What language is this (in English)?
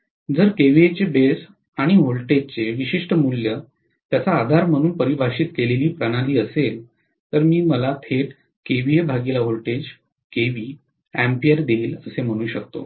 Marathi